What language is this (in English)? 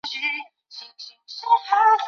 Chinese